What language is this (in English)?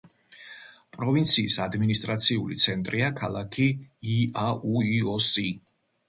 Georgian